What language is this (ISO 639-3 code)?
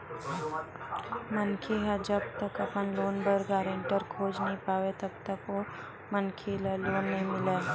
hne